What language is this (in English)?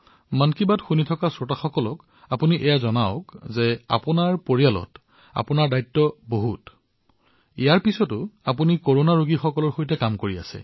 Assamese